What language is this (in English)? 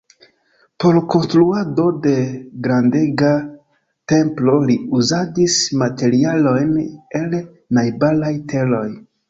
Esperanto